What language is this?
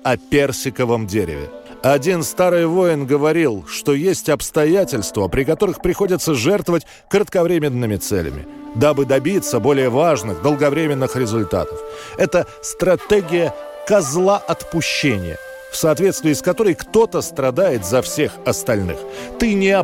Russian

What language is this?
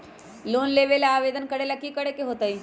Magahi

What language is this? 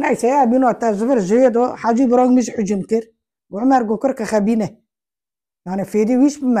Arabic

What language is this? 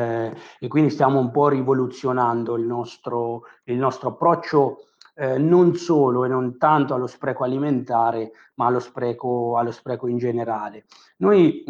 Italian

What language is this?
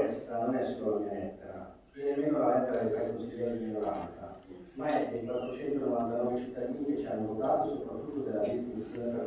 Italian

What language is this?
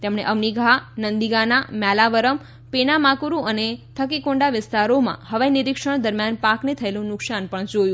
Gujarati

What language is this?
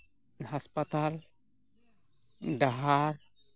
Santali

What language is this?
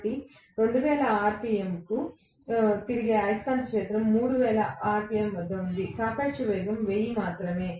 Telugu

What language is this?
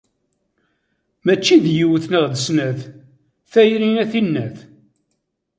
Kabyle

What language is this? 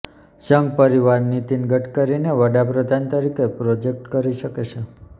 Gujarati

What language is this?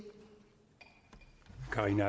Danish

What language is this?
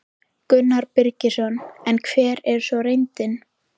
Icelandic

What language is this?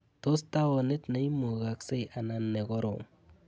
Kalenjin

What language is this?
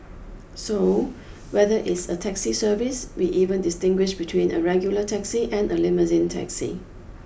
English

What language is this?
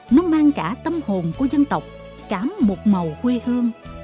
Vietnamese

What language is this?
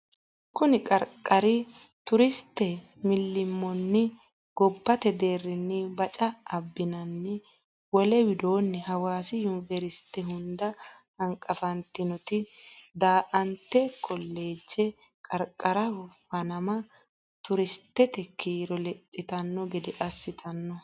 Sidamo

